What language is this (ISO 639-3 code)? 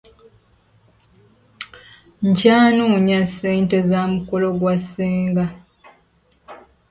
lug